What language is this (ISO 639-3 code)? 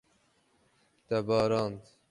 kur